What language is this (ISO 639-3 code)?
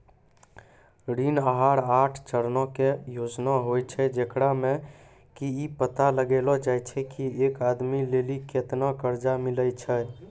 mai